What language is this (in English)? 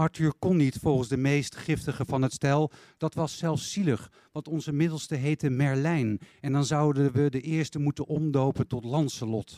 Dutch